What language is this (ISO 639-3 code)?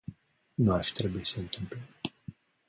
ron